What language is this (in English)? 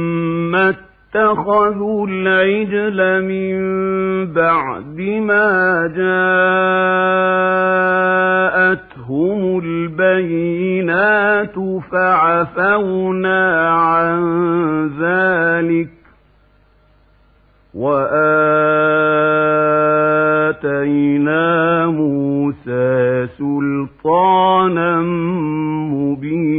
Arabic